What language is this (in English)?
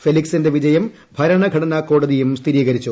Malayalam